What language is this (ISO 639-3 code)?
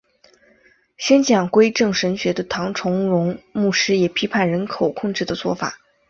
zho